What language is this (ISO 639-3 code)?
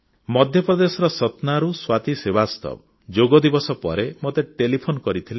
ori